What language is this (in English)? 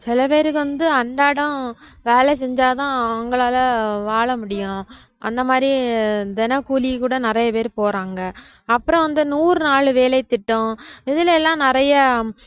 Tamil